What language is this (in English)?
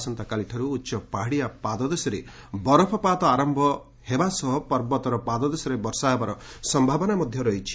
Odia